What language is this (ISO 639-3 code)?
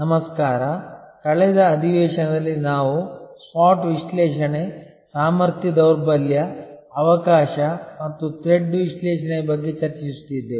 kan